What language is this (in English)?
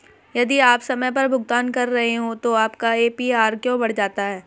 Hindi